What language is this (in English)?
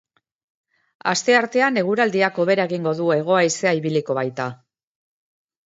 Basque